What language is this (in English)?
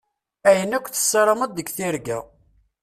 Kabyle